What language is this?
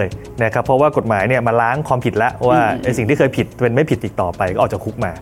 Thai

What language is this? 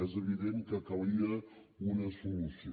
Catalan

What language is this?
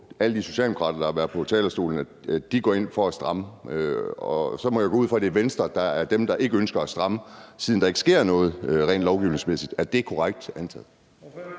Danish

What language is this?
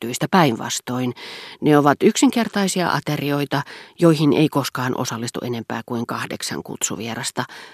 Finnish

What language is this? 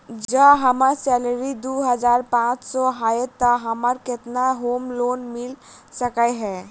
Maithili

